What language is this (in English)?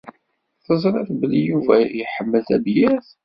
Kabyle